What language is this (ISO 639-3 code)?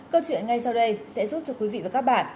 vie